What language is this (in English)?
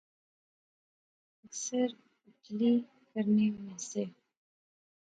Pahari-Potwari